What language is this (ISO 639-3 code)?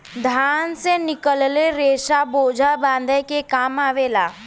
bho